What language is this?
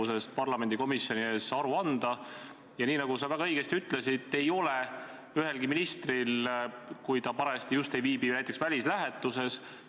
Estonian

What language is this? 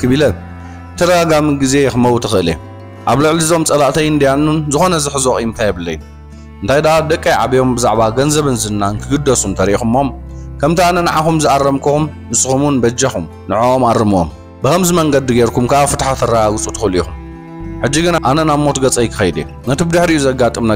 Arabic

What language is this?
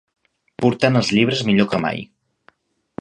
Catalan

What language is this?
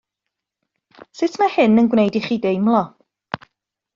Welsh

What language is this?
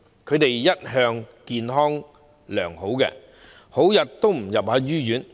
Cantonese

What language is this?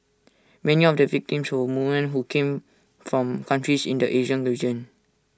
English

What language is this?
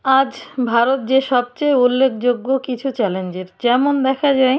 Bangla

